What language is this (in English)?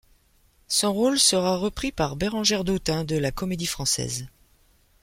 French